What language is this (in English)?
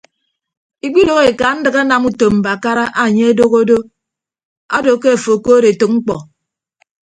Ibibio